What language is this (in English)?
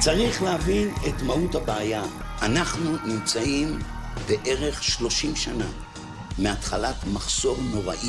Hebrew